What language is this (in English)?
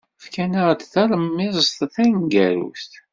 Kabyle